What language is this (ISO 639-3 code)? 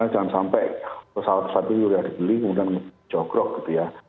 ind